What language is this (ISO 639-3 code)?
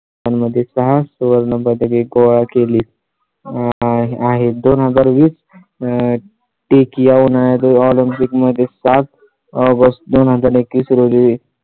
mar